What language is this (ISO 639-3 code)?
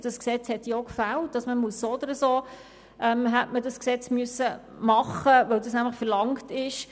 gsw